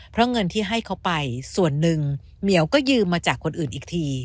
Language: Thai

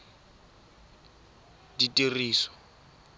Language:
Tswana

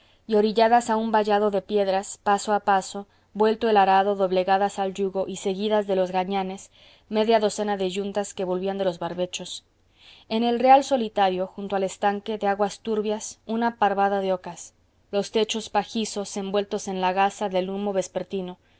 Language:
Spanish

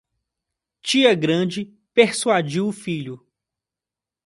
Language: Portuguese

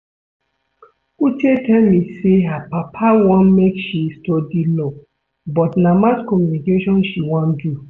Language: Nigerian Pidgin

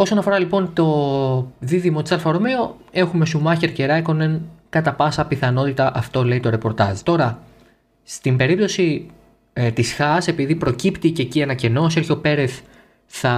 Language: Greek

